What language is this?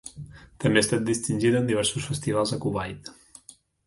Catalan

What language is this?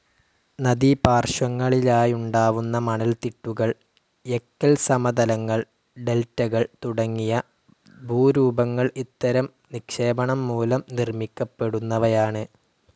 Malayalam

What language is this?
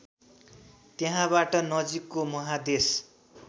Nepali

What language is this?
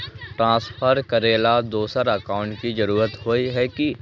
Magahi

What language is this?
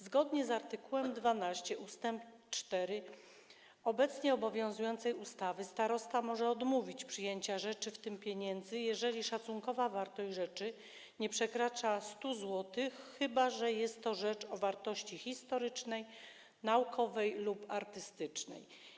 Polish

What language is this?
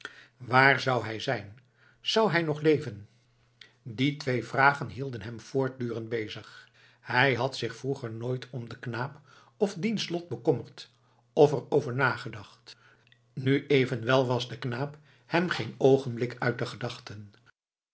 Dutch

